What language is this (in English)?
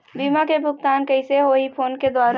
Chhattisgarhi